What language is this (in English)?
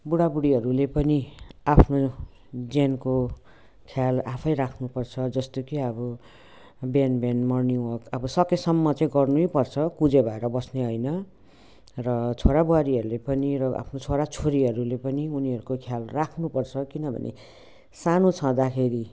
Nepali